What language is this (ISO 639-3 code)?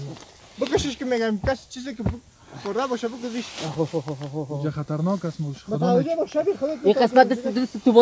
fas